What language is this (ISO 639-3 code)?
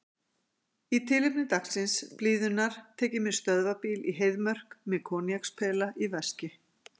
isl